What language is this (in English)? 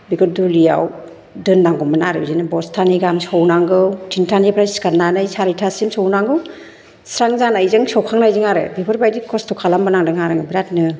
Bodo